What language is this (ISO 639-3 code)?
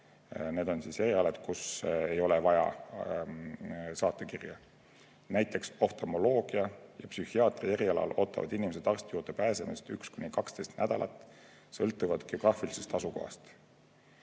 est